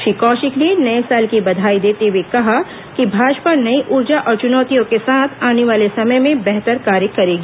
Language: Hindi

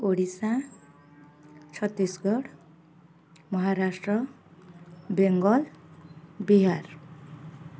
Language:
Odia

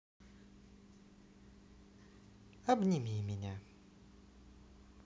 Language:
Russian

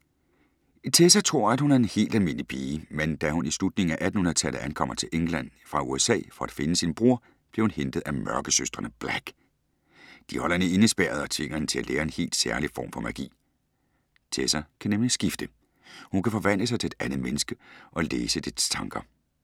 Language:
Danish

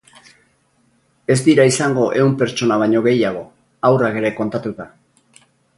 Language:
Basque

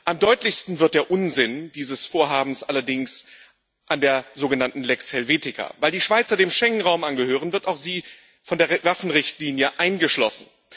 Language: German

